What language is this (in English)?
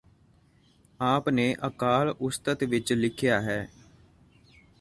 Punjabi